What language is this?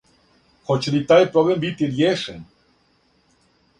Serbian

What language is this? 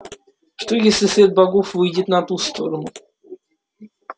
Russian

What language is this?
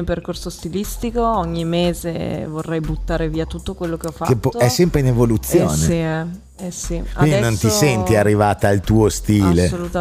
Italian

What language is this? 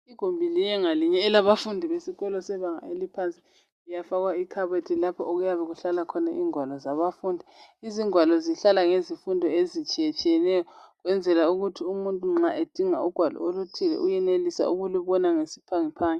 North Ndebele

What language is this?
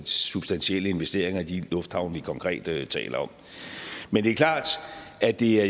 Danish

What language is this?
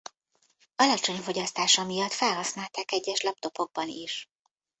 Hungarian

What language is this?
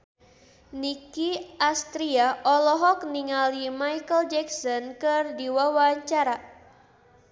Sundanese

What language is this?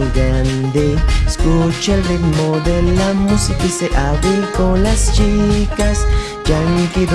Spanish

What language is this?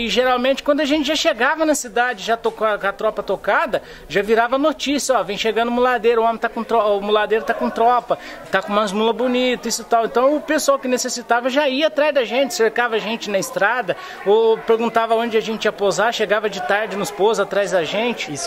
Portuguese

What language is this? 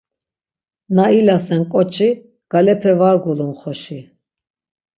Laz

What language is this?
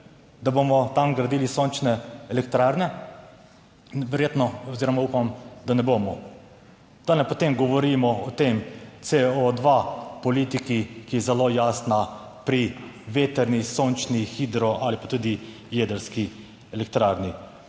Slovenian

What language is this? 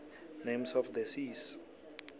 South Ndebele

